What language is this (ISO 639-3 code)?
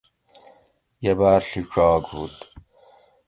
gwc